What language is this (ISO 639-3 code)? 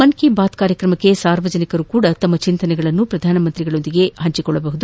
kan